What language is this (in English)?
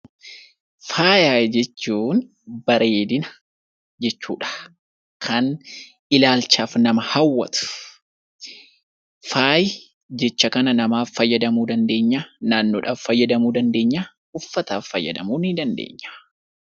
Oromo